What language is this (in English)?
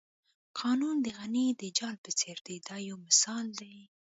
Pashto